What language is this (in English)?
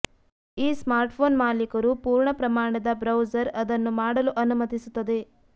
Kannada